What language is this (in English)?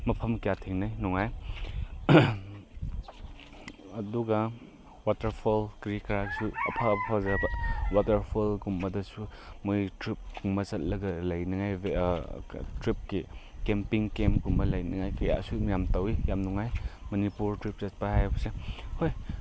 Manipuri